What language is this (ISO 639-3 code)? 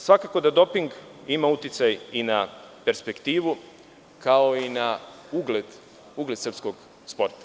srp